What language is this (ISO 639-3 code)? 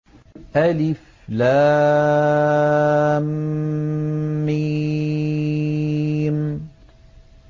ara